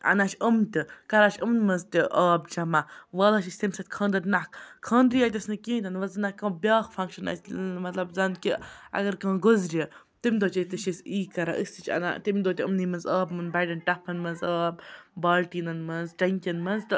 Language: Kashmiri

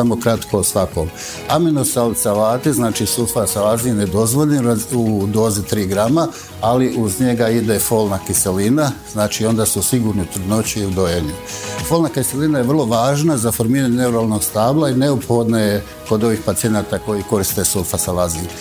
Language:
Croatian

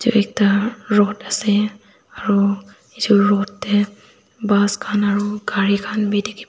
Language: Naga Pidgin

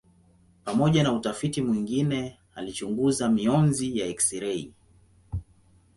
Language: Swahili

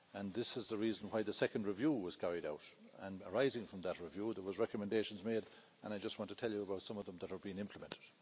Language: English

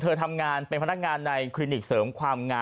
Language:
Thai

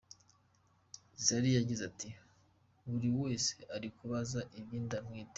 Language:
Kinyarwanda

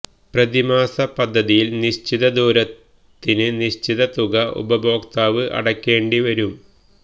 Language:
Malayalam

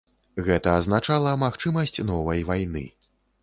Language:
Belarusian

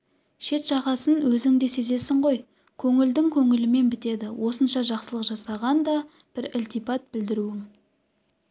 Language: Kazakh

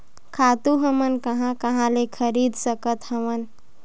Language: Chhattisgarhi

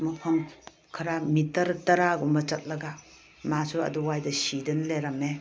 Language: Manipuri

